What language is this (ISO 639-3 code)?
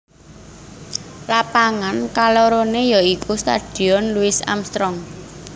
jav